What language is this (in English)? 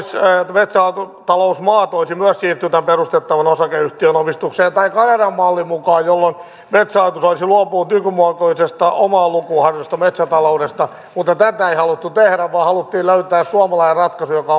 Finnish